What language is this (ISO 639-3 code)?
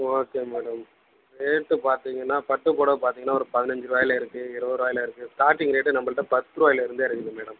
tam